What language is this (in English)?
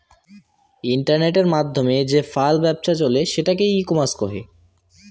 Bangla